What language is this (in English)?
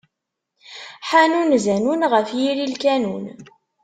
Kabyle